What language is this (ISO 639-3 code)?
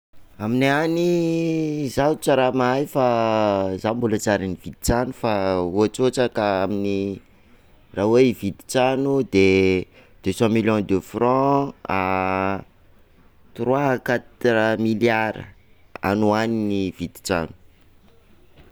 skg